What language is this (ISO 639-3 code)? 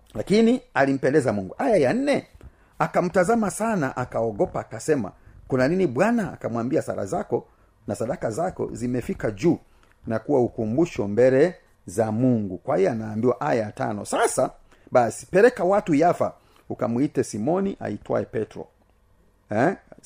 swa